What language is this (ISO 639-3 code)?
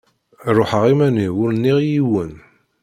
kab